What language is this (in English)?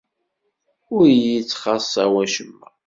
Kabyle